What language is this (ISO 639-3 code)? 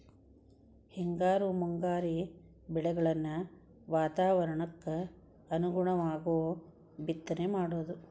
kan